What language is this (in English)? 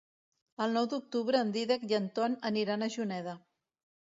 Catalan